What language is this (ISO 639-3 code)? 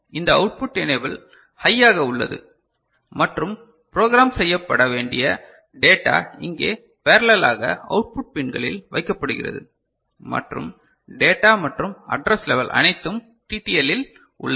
tam